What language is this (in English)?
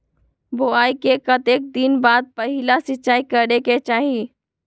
Magahi